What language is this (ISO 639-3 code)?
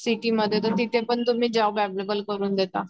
mar